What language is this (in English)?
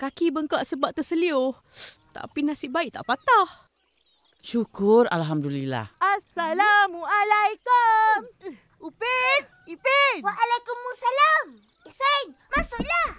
Malay